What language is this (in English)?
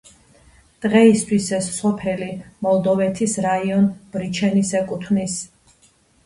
Georgian